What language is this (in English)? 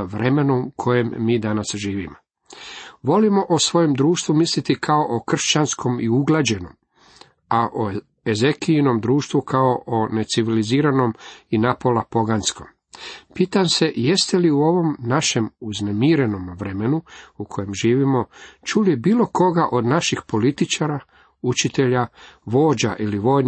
Croatian